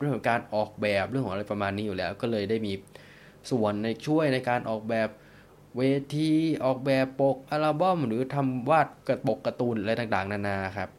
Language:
Thai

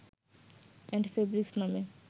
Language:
Bangla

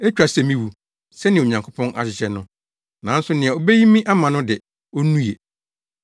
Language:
Akan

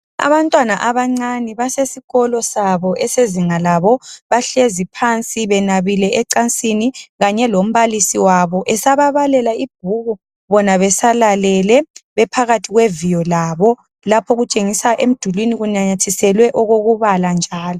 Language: North Ndebele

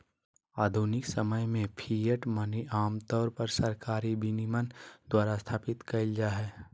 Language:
Magahi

